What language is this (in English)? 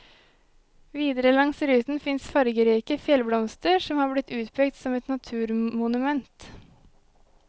Norwegian